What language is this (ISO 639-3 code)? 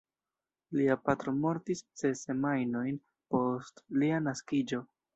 epo